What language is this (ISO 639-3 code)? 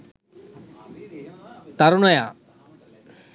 sin